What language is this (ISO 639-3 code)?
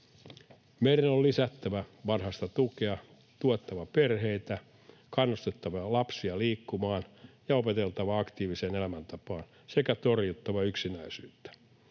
fin